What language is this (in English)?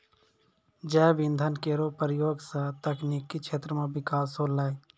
Maithili